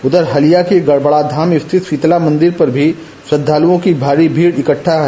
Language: Hindi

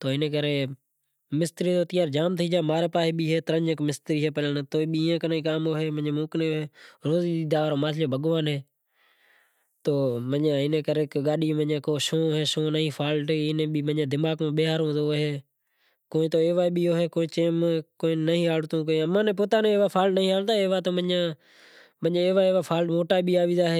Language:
Kachi Koli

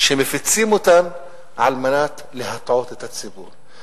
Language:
Hebrew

